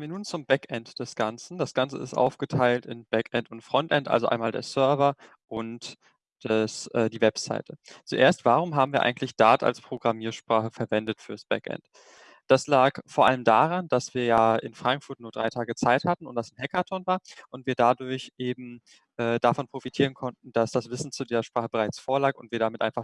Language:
German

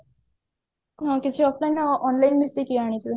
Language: Odia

